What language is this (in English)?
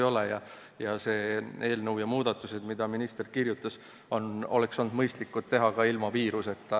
Estonian